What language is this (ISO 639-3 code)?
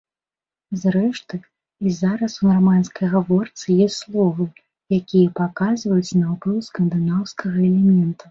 bel